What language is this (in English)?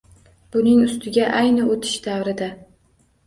Uzbek